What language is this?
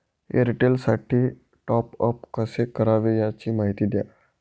Marathi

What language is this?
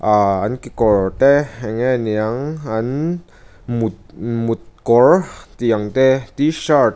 Mizo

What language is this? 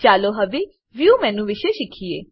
Gujarati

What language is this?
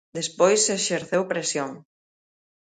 Galician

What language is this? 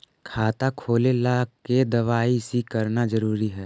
Magahi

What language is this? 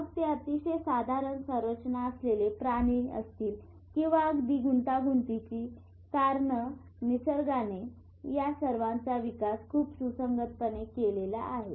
Marathi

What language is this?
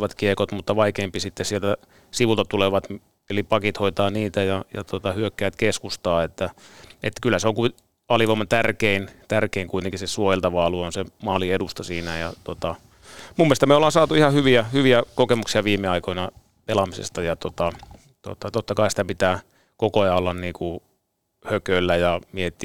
Finnish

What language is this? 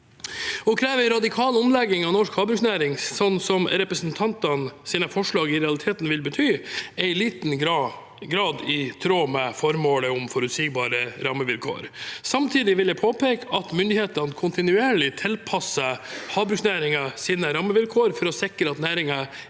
Norwegian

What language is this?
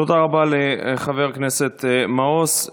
Hebrew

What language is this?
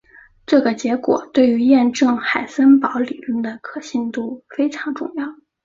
Chinese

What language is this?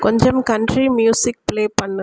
Tamil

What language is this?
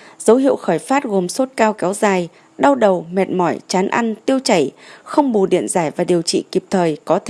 Vietnamese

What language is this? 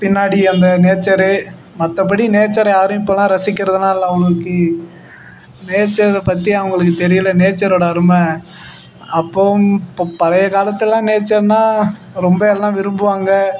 Tamil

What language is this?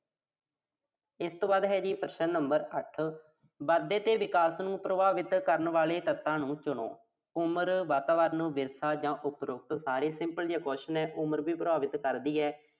Punjabi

